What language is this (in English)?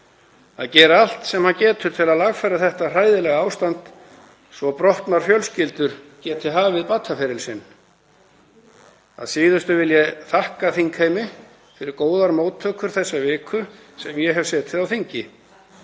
Icelandic